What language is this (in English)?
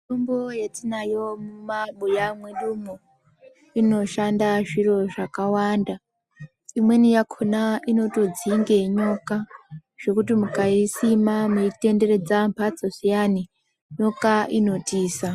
Ndau